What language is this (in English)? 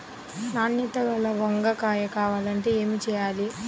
Telugu